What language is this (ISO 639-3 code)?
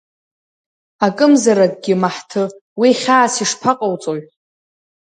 abk